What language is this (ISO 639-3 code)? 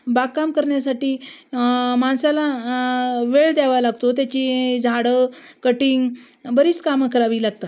mar